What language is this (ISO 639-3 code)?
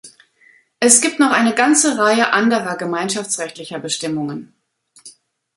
deu